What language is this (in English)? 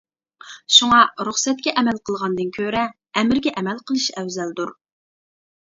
Uyghur